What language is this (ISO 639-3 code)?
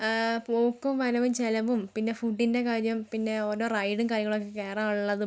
mal